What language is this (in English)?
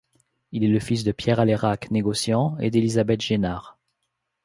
French